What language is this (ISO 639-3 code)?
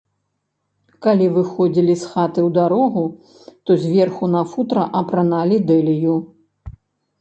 bel